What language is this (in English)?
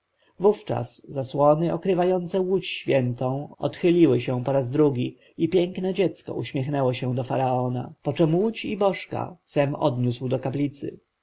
Polish